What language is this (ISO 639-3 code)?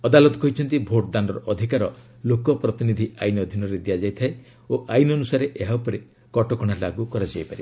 ori